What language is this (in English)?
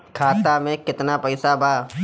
Bhojpuri